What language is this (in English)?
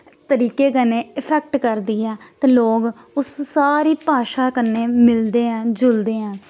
Dogri